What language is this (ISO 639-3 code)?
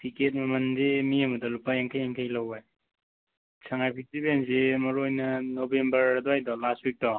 mni